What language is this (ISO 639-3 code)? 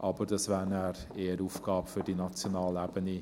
gsw